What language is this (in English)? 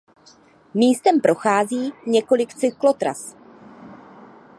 Czech